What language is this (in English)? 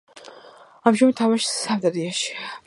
Georgian